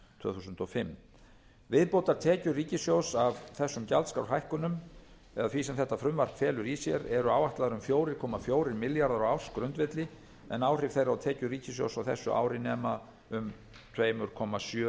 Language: Icelandic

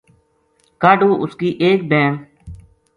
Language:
Gujari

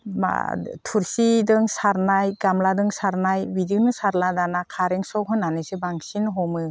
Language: Bodo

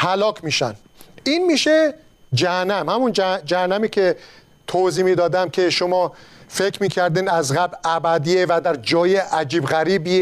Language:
Persian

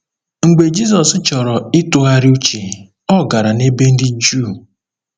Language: Igbo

